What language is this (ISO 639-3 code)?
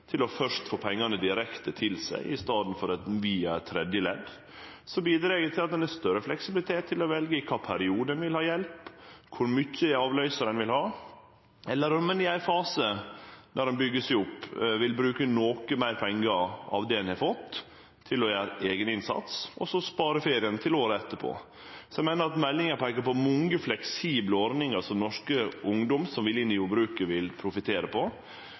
nno